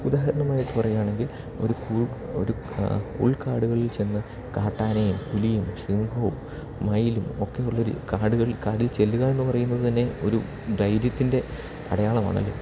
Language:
Malayalam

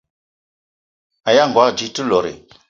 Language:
Eton (Cameroon)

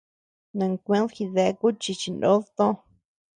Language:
Tepeuxila Cuicatec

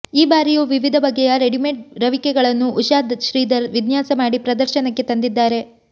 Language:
Kannada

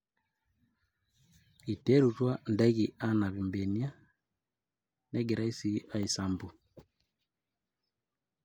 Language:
Masai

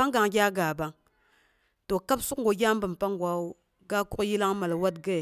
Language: Boghom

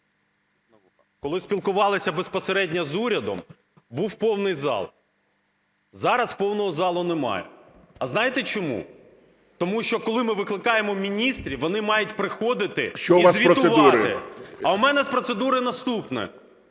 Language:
Ukrainian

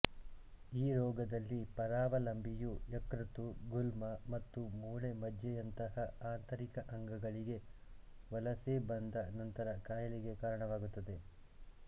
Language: Kannada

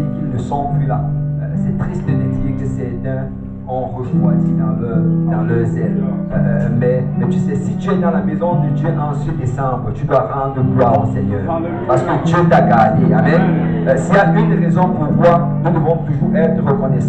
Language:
French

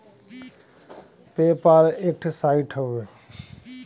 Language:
Bhojpuri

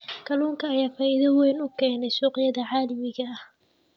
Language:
Somali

